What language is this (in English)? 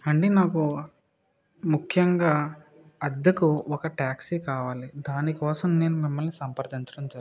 Telugu